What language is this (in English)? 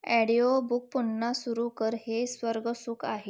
Marathi